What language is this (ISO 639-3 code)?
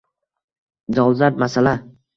uzb